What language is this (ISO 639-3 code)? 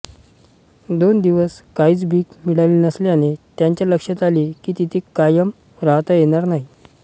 mar